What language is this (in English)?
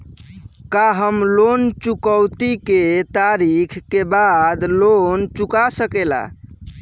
Bhojpuri